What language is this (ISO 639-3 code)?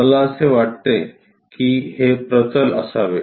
mar